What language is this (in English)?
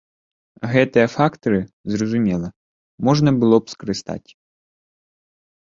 Belarusian